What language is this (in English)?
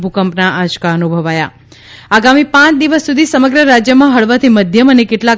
Gujarati